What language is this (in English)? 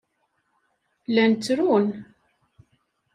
Kabyle